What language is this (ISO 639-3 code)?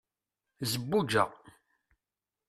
kab